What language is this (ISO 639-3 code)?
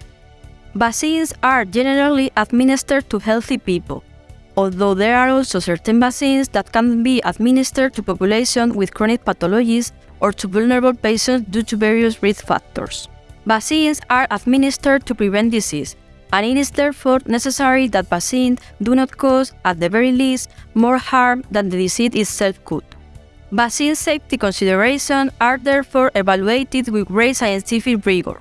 eng